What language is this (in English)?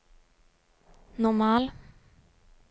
Norwegian